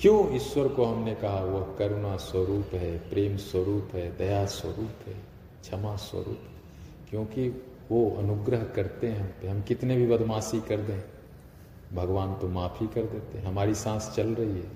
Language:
Hindi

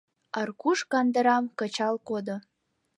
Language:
Mari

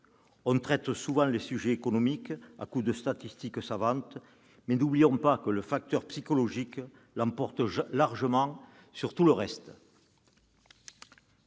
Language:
French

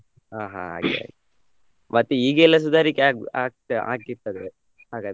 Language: Kannada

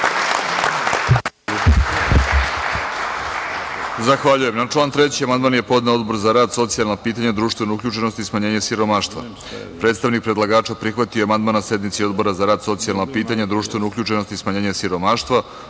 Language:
Serbian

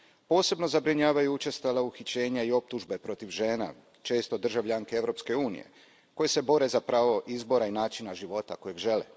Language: Croatian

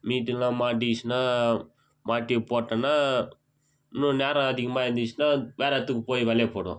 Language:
Tamil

